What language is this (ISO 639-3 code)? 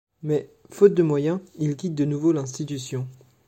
fra